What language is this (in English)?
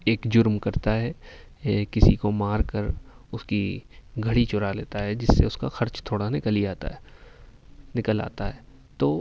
Urdu